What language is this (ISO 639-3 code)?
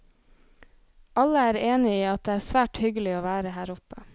nor